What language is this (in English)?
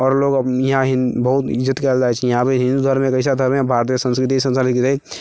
Maithili